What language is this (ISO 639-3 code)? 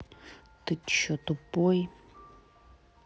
rus